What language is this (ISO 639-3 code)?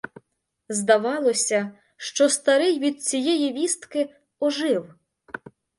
ukr